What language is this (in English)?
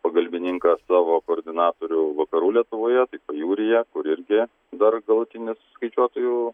Lithuanian